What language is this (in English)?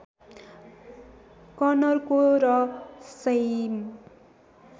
Nepali